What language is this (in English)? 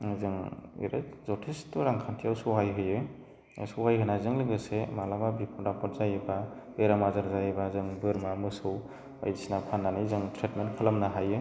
Bodo